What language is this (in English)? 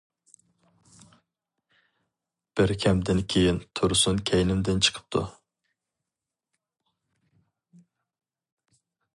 Uyghur